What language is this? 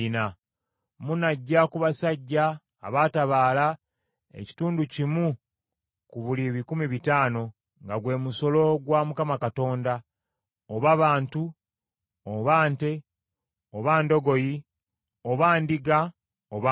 Ganda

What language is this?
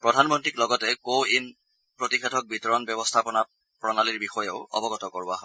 Assamese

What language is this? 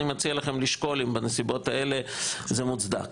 Hebrew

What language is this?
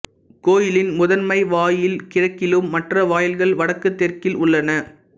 Tamil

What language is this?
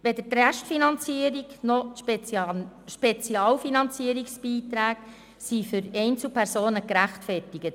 Swiss German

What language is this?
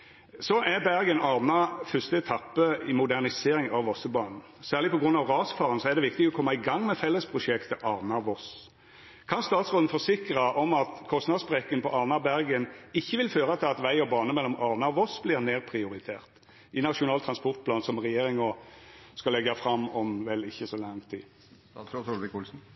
Norwegian Nynorsk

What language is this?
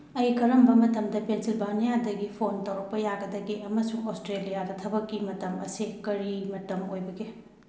Manipuri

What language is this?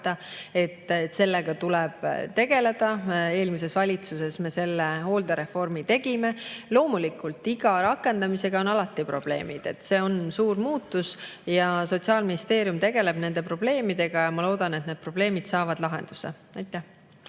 Estonian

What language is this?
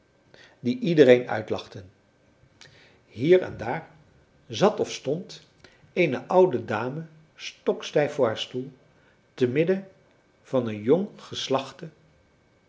Dutch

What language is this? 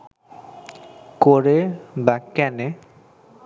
Bangla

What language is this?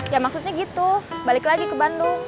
Indonesian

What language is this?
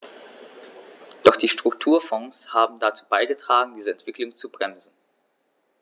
German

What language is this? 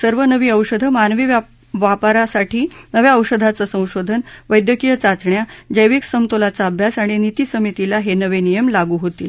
Marathi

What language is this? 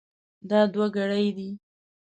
Pashto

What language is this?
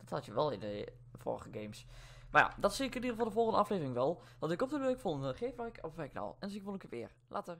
Dutch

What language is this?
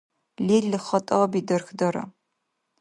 Dargwa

